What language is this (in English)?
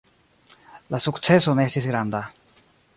Esperanto